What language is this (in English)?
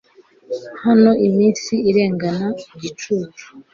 Kinyarwanda